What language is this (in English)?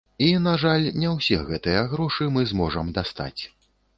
Belarusian